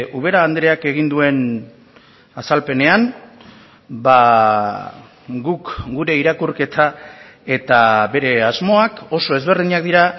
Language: Basque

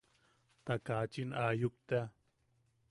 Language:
Yaqui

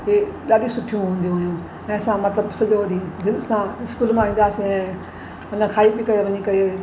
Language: Sindhi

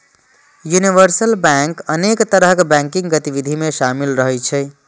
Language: Maithili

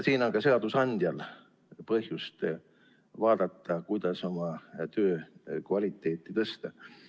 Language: Estonian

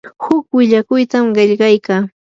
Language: Yanahuanca Pasco Quechua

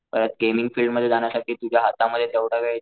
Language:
Marathi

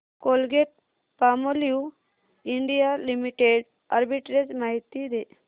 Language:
Marathi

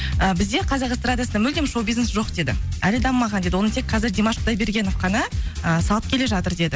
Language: Kazakh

